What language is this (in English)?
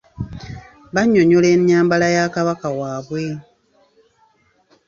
Ganda